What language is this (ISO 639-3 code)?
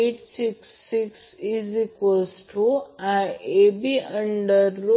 mar